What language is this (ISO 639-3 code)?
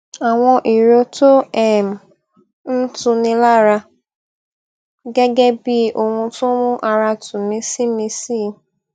yor